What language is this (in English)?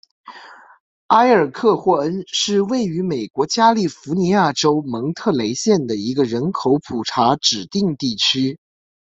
Chinese